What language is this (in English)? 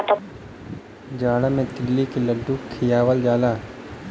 Bhojpuri